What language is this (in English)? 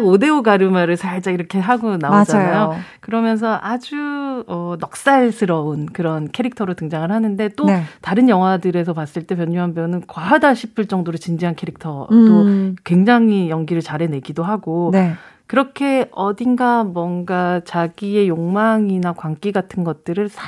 Korean